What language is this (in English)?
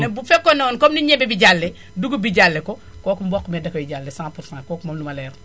Wolof